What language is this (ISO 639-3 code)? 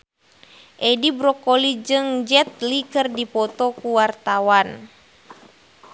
sun